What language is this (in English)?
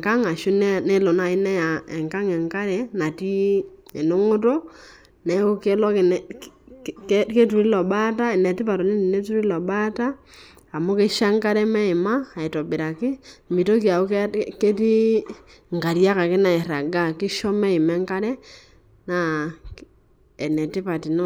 Masai